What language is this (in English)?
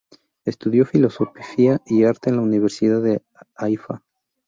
Spanish